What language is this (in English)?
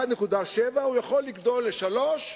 Hebrew